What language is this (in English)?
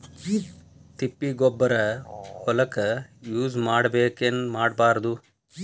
Kannada